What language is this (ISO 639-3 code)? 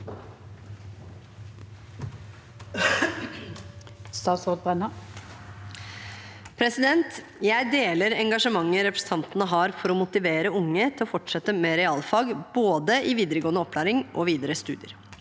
nor